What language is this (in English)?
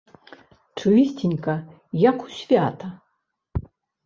Belarusian